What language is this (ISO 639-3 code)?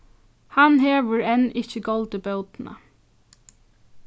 fao